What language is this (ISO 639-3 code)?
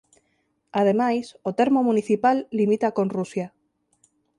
glg